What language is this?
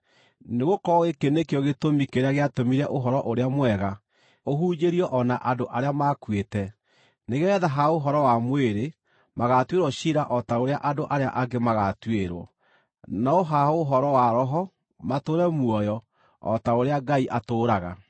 Kikuyu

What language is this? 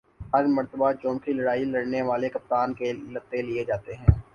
Urdu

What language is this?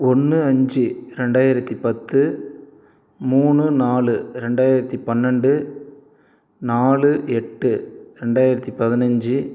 Tamil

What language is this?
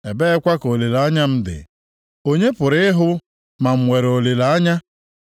Igbo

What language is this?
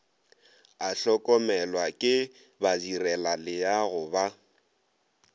Northern Sotho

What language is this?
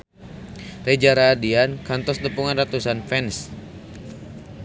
Sundanese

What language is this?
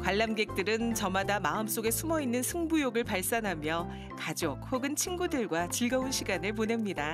Korean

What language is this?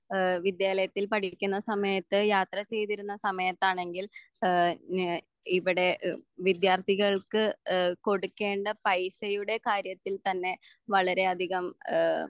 Malayalam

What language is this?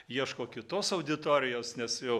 Lithuanian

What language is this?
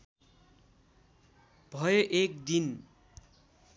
Nepali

